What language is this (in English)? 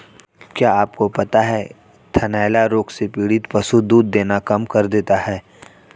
Hindi